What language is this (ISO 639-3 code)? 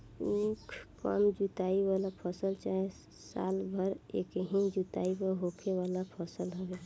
bho